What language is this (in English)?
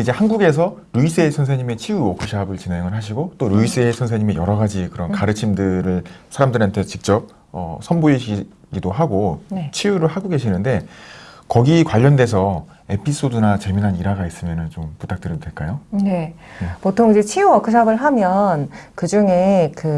Korean